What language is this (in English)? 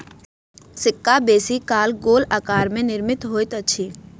Maithili